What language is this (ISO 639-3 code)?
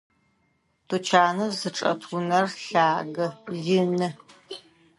ady